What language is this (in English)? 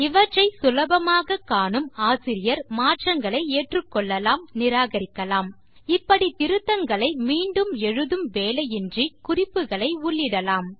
Tamil